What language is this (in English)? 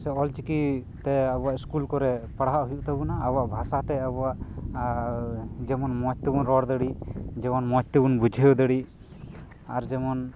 Santali